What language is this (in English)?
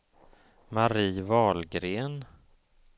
Swedish